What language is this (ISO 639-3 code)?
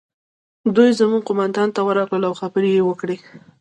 pus